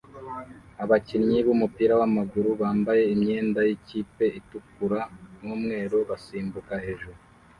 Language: Kinyarwanda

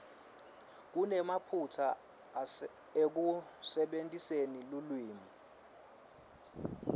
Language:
Swati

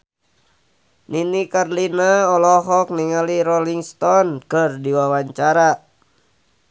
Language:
Sundanese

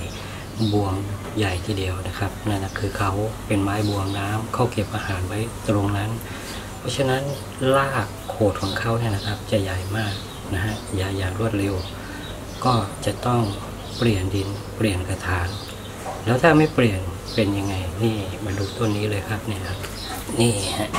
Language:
Thai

